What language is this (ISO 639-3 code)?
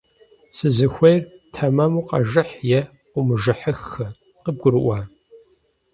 kbd